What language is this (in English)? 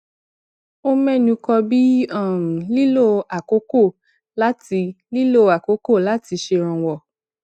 Yoruba